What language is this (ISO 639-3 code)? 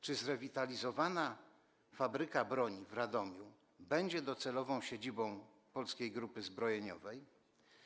pol